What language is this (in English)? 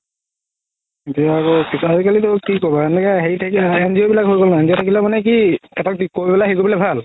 Assamese